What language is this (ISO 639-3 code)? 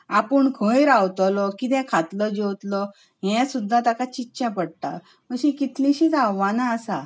kok